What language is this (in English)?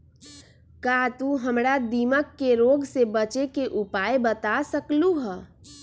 Magahi